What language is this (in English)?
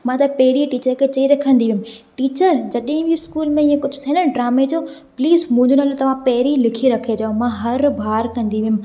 Sindhi